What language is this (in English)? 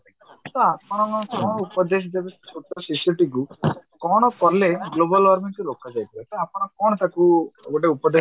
Odia